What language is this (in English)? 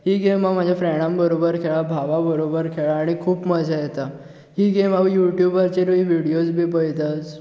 Konkani